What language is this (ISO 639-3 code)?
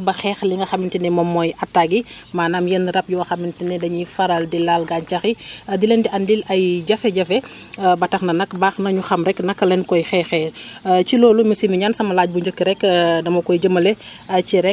wol